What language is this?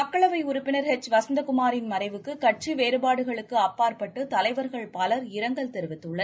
Tamil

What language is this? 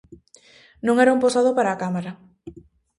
Galician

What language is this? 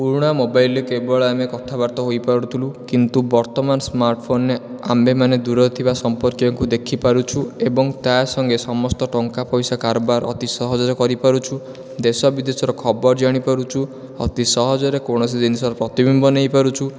Odia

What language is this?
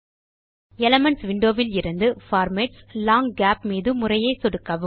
Tamil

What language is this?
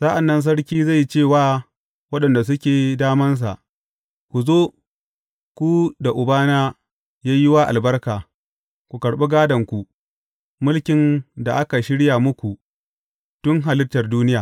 Hausa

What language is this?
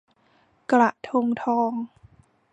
Thai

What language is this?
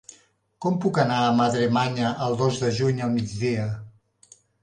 Catalan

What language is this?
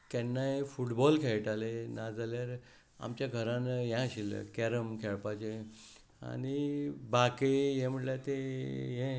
Konkani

